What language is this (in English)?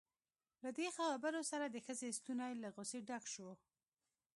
Pashto